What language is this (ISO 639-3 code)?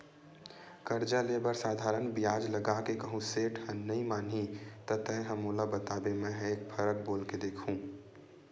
hne